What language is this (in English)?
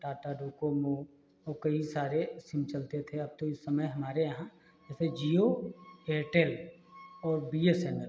Hindi